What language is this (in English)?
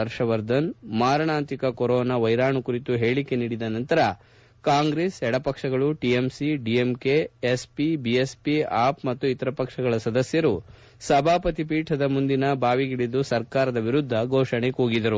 Kannada